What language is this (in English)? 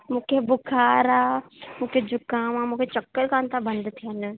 Sindhi